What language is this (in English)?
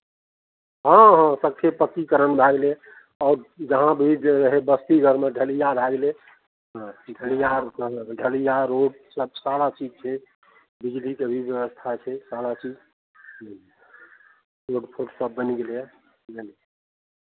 Maithili